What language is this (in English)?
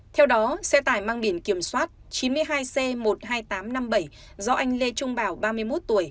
Vietnamese